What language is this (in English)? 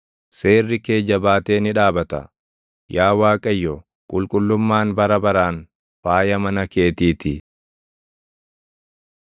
Oromo